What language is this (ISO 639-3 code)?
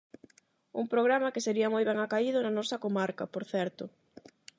glg